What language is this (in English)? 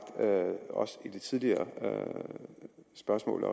Danish